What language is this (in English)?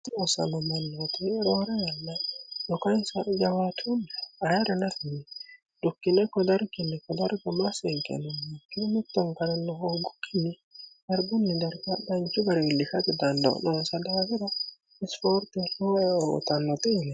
Sidamo